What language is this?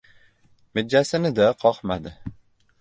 Uzbek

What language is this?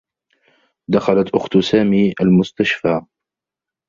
Arabic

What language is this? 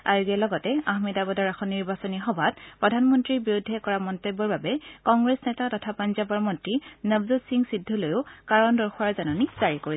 Assamese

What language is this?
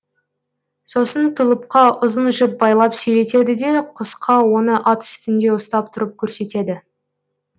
Kazakh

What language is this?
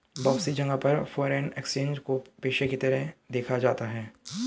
Hindi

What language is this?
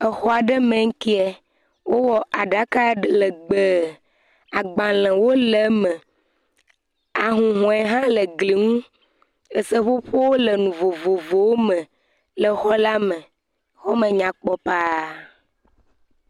Ewe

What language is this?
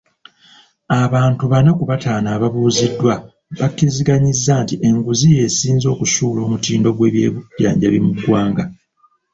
Ganda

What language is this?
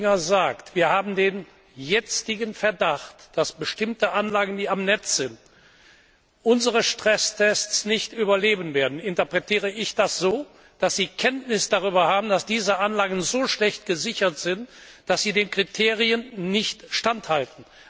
German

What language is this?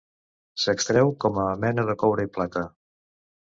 Catalan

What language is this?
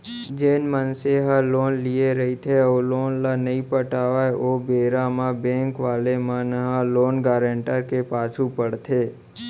Chhattisgarhi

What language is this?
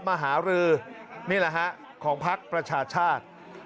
Thai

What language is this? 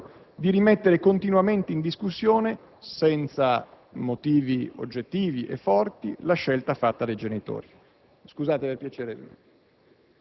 Italian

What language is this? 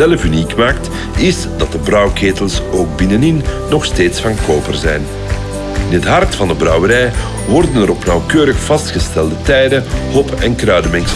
Dutch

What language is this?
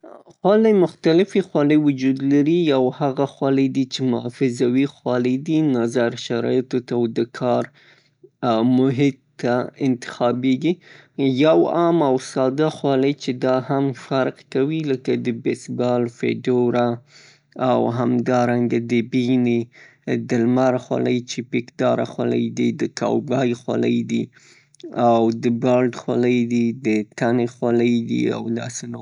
Pashto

